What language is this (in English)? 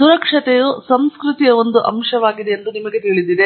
Kannada